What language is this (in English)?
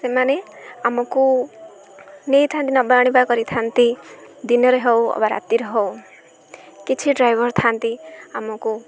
Odia